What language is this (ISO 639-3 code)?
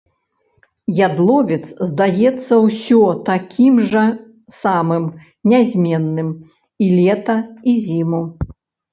bel